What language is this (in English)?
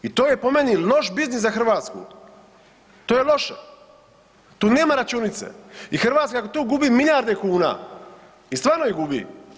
Croatian